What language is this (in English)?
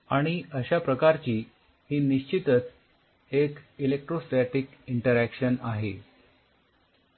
Marathi